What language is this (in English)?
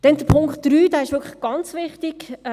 Swiss German